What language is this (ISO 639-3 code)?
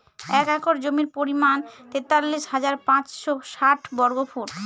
ben